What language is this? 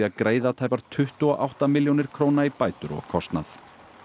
Icelandic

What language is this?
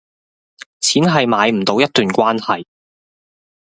Cantonese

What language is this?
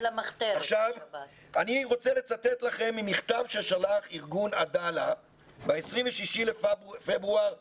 Hebrew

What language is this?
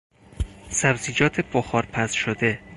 Persian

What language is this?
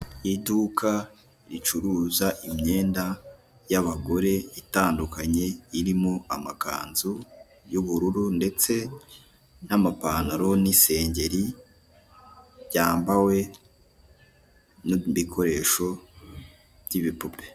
Kinyarwanda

